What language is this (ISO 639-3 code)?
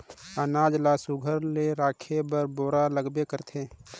hne